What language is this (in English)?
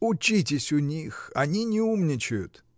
Russian